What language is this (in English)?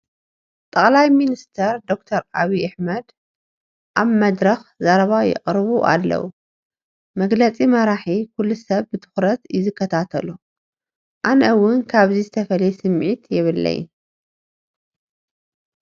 Tigrinya